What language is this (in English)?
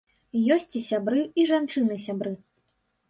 Belarusian